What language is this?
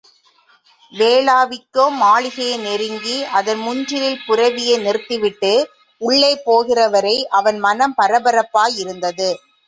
Tamil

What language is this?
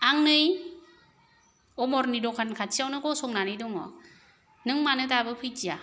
Bodo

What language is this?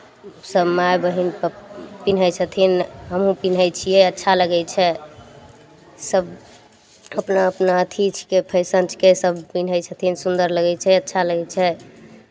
Maithili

